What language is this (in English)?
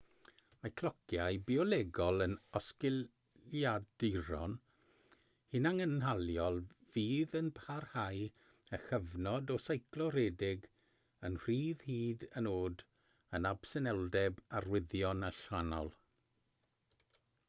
Welsh